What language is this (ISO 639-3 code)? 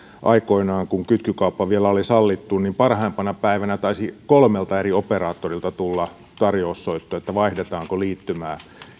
fin